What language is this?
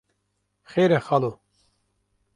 Kurdish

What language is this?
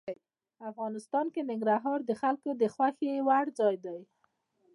Pashto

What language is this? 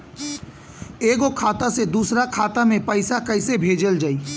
Bhojpuri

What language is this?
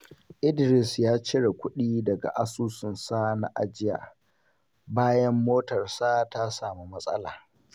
Hausa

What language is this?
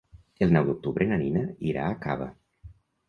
Catalan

